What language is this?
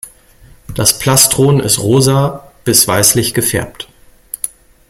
German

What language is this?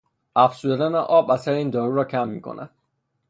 Persian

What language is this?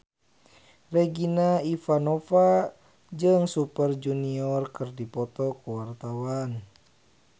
Sundanese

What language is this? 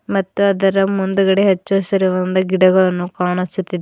Kannada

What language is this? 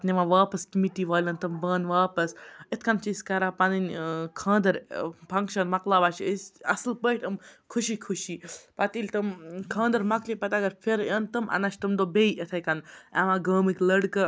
Kashmiri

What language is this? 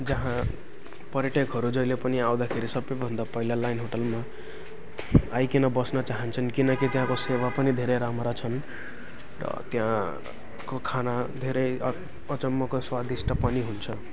Nepali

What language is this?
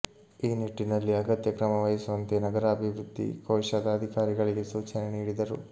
Kannada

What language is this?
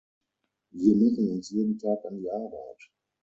German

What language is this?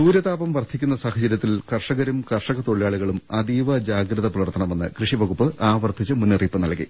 Malayalam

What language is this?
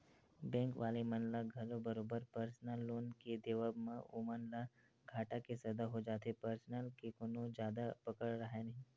Chhattisgarhi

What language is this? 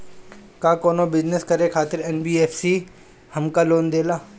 Bhojpuri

